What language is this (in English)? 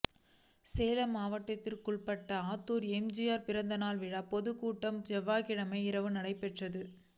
Tamil